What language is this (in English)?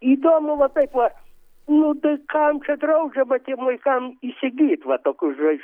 Lithuanian